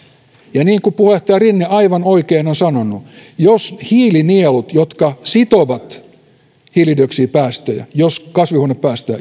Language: Finnish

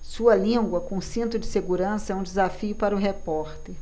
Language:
Portuguese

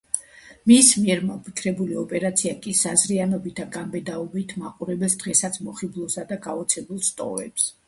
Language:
Georgian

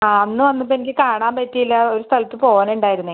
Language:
Malayalam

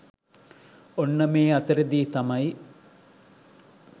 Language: Sinhala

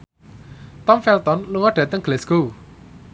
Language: Javanese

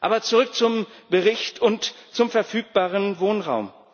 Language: German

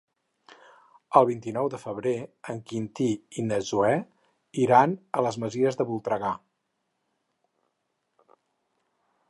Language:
Catalan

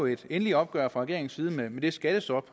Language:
Danish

